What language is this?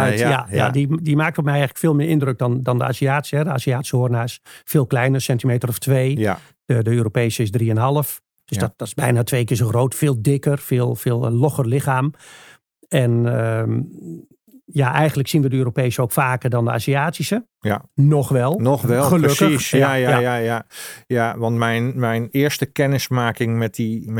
Dutch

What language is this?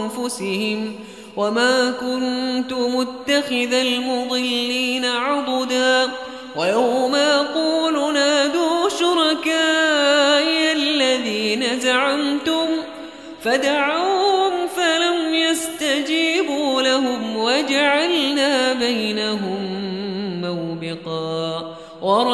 Arabic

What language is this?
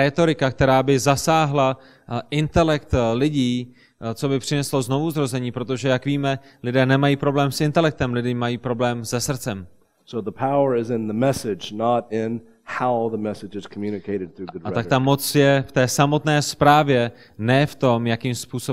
Czech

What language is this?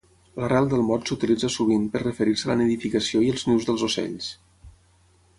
Catalan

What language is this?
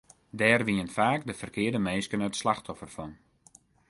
Western Frisian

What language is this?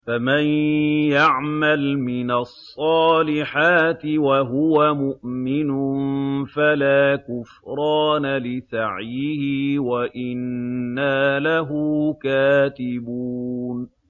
Arabic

